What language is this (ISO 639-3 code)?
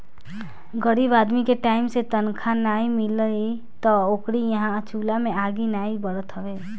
bho